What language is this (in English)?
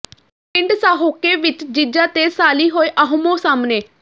Punjabi